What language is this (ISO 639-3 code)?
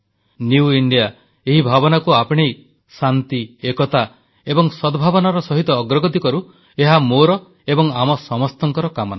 ori